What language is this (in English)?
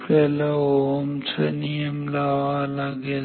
Marathi